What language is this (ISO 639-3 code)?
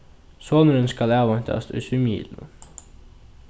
fao